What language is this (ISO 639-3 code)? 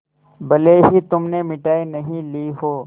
hin